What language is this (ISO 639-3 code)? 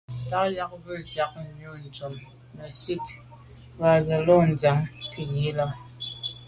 byv